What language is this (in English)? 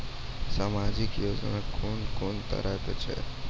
Maithili